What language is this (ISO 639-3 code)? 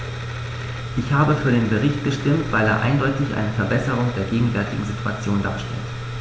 deu